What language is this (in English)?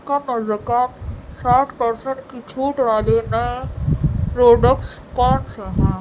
Urdu